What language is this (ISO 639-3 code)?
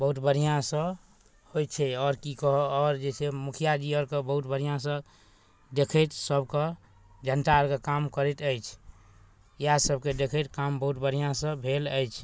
mai